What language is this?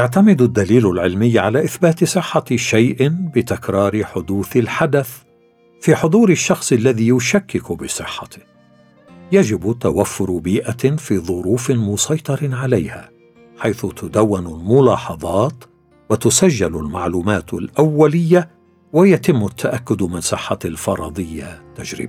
Arabic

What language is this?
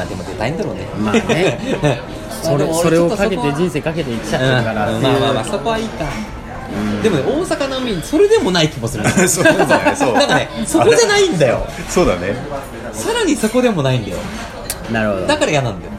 Japanese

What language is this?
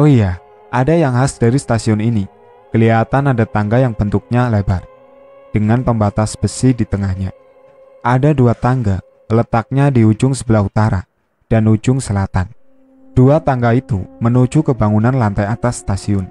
Indonesian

